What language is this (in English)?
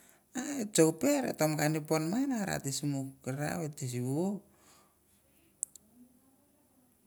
Mandara